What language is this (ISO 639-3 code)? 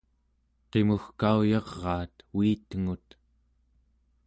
esu